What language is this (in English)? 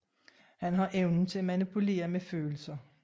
Danish